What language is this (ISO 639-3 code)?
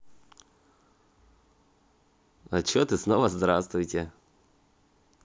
rus